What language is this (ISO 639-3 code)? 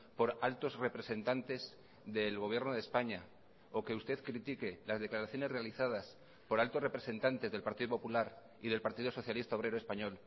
spa